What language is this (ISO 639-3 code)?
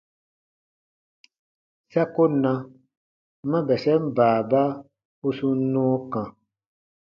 bba